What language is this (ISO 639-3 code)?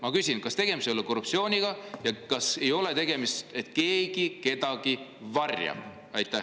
est